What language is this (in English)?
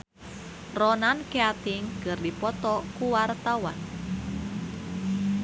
Sundanese